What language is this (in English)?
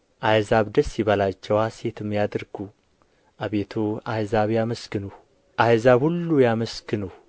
Amharic